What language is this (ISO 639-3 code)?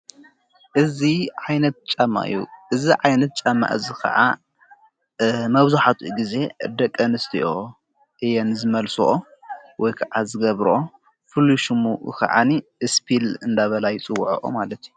tir